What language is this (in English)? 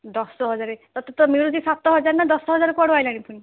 Odia